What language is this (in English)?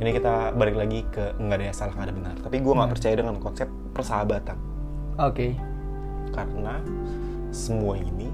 Indonesian